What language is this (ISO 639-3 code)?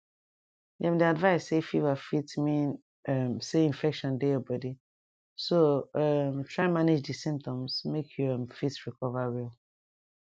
pcm